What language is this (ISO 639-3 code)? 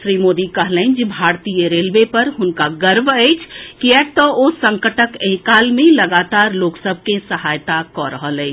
mai